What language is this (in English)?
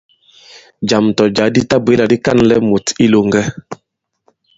Bankon